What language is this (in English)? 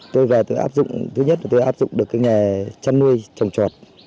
Vietnamese